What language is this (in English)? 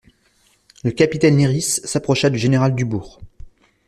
French